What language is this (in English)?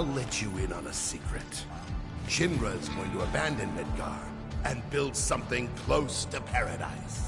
English